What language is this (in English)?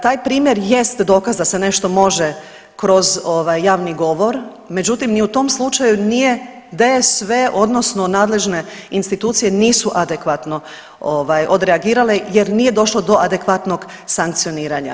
Croatian